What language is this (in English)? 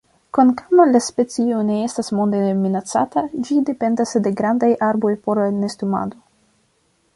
Esperanto